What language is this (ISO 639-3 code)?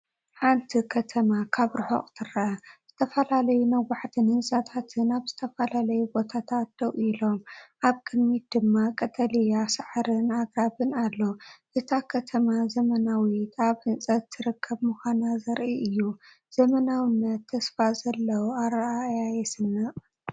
tir